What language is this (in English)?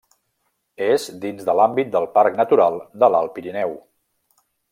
Catalan